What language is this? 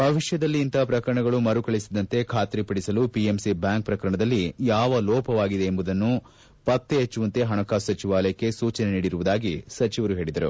Kannada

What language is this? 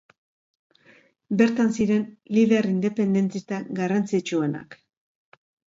Basque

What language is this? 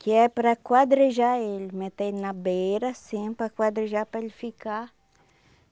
Portuguese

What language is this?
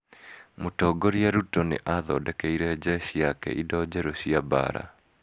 Kikuyu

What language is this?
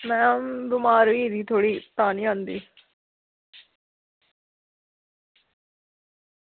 Dogri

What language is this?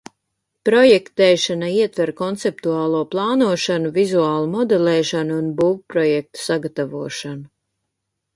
Latvian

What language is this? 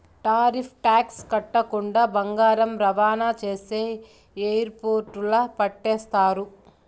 Telugu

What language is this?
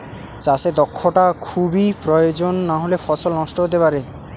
Bangla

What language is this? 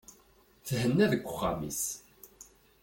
Kabyle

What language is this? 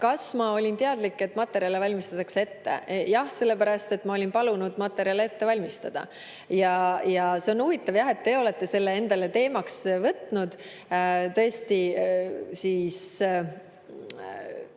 Estonian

